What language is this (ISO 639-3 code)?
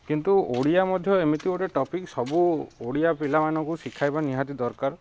ori